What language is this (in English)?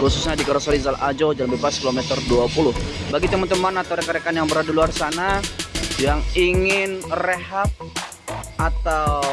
Indonesian